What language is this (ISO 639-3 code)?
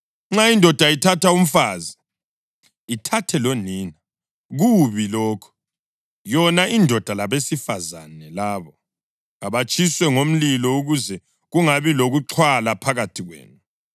nde